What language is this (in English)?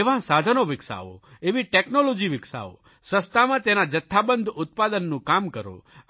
Gujarati